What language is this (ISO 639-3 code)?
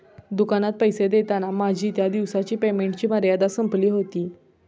mar